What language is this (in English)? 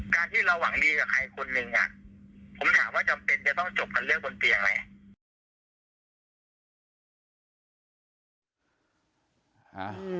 Thai